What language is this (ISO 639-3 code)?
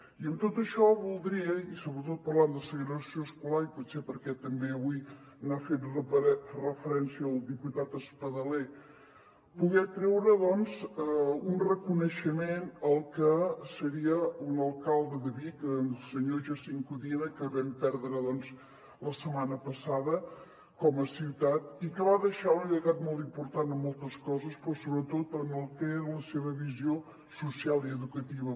cat